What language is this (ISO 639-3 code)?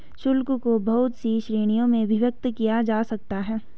hin